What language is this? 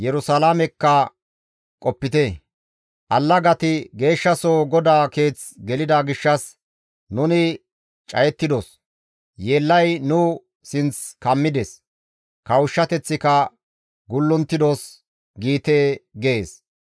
Gamo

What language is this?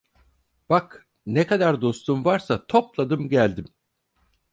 Turkish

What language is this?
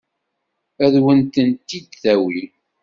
Kabyle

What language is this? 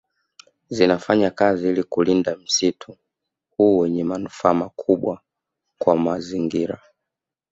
Swahili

